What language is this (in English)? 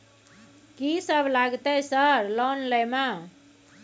Maithili